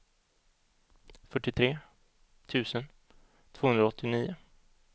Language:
Swedish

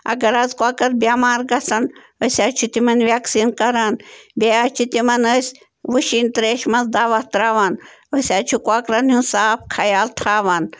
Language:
Kashmiri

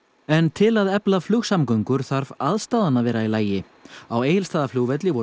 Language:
Icelandic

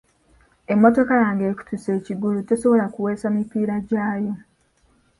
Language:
Ganda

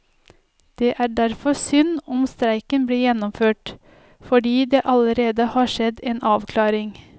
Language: Norwegian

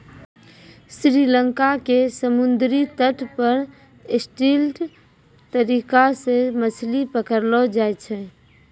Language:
Maithili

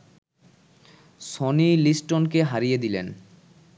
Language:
Bangla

